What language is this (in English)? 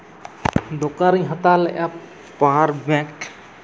Santali